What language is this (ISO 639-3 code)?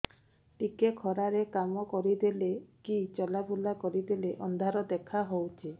ori